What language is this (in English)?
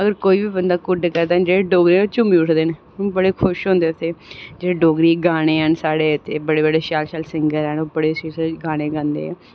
Dogri